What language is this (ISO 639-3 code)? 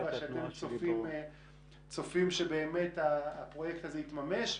heb